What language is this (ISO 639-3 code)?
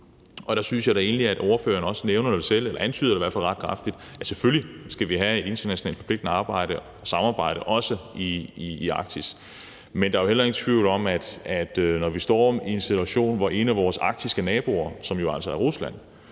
dan